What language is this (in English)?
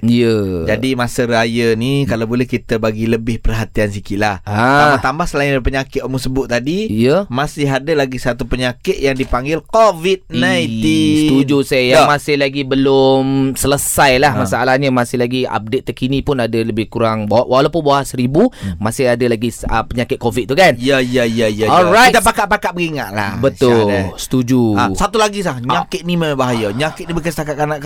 Malay